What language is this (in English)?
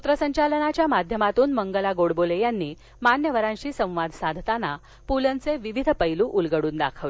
Marathi